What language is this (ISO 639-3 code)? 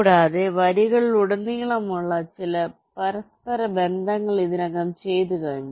mal